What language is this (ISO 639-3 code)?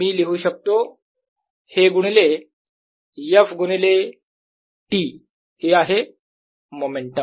mar